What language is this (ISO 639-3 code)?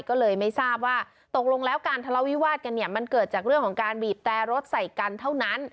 tha